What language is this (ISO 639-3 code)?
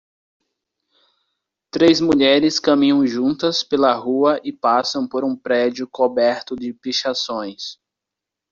por